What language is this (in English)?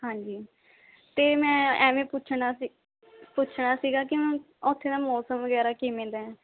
Punjabi